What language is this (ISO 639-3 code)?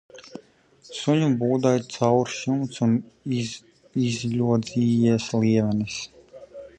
lav